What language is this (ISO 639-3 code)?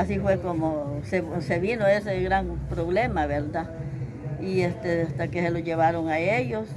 spa